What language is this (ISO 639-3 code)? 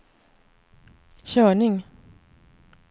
swe